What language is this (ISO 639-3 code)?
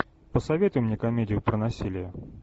rus